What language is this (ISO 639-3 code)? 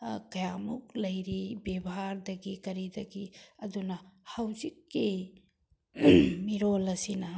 mni